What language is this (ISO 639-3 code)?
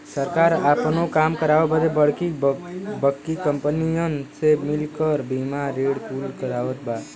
bho